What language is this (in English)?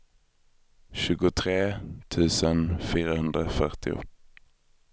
Swedish